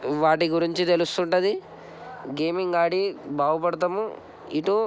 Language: Telugu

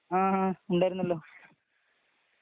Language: Malayalam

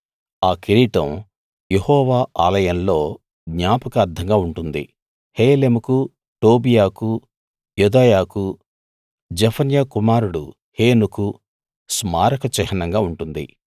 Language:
Telugu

